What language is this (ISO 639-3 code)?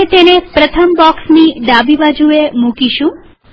guj